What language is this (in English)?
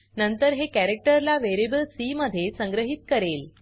Marathi